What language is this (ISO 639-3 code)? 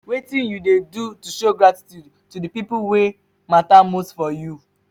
pcm